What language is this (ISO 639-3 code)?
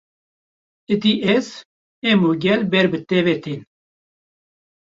kur